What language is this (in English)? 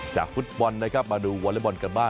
Thai